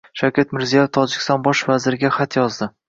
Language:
Uzbek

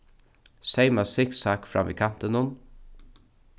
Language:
Faroese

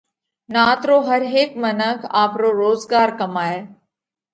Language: Parkari Koli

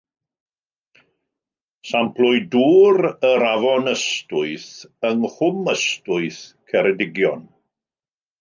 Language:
Welsh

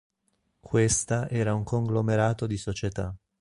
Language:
Italian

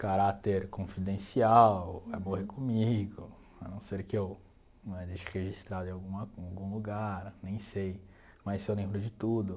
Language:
Portuguese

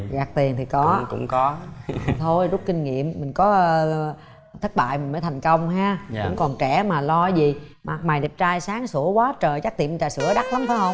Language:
Vietnamese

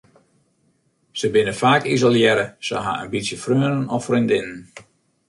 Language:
Western Frisian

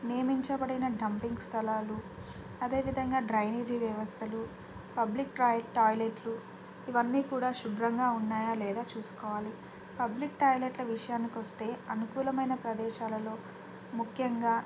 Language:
Telugu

